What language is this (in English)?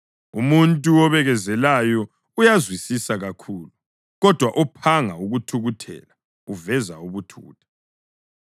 North Ndebele